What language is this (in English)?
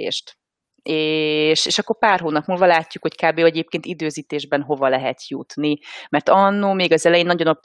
Hungarian